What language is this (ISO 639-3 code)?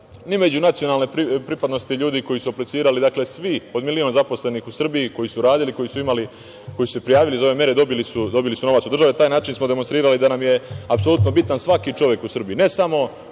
srp